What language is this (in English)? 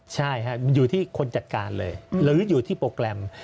Thai